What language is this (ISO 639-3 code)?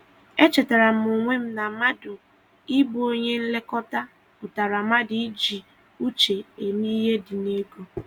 ibo